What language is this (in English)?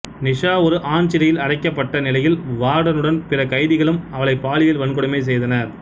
Tamil